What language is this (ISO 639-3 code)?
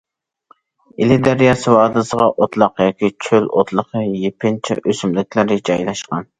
uig